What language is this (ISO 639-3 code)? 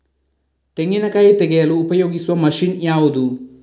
kan